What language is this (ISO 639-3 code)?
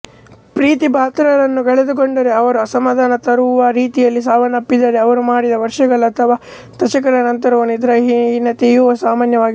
kan